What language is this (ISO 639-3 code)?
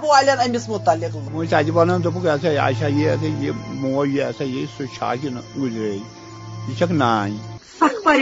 urd